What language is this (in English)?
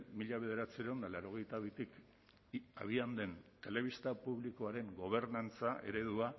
Basque